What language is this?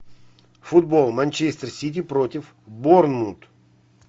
Russian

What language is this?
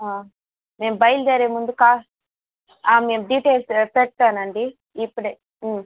Telugu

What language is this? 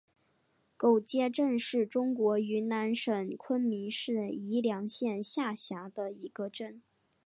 Chinese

